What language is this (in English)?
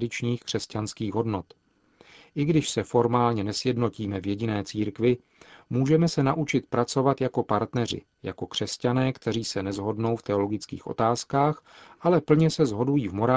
Czech